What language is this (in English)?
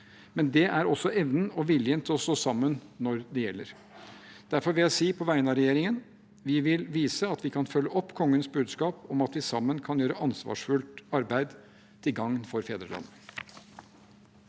Norwegian